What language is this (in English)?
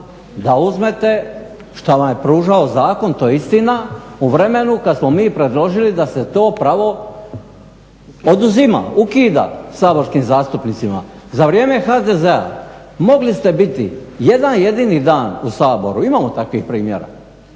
Croatian